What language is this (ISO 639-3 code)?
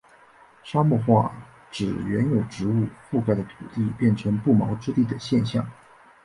zho